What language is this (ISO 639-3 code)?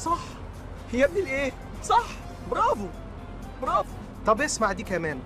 ara